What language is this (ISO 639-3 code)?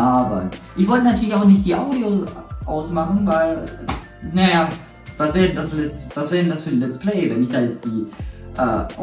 deu